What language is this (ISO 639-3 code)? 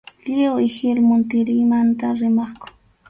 qxu